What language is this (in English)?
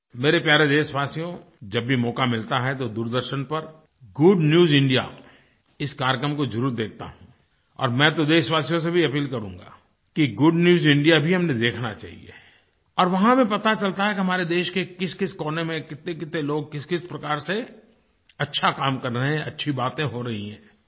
Hindi